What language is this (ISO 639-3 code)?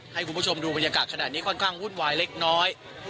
tha